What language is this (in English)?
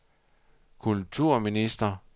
Danish